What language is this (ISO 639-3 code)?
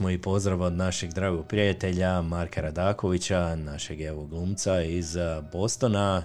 hrv